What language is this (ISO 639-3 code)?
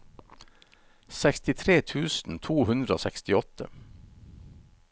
nor